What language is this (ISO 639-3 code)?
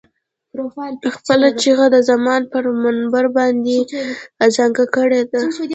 pus